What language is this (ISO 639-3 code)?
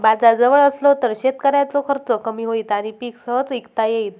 mar